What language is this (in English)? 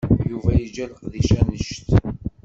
Kabyle